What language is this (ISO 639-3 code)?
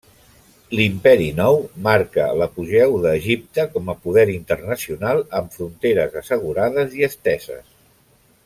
cat